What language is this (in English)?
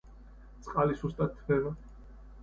Georgian